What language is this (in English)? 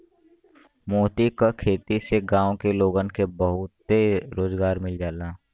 Bhojpuri